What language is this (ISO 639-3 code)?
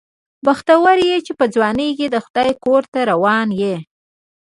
pus